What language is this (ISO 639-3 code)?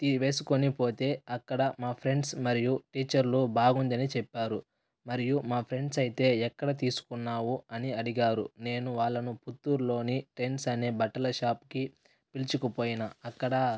tel